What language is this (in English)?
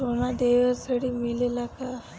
Bhojpuri